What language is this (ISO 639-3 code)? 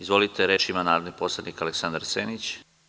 srp